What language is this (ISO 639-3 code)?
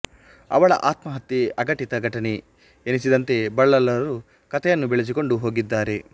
kan